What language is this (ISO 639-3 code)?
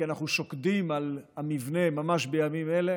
heb